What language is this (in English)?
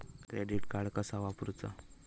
Marathi